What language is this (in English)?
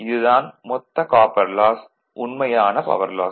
Tamil